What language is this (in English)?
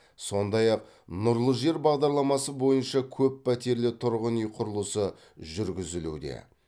Kazakh